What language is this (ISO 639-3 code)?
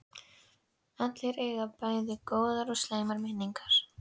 isl